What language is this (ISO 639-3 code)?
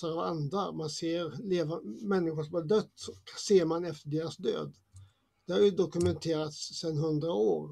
swe